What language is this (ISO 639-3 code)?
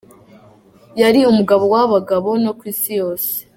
kin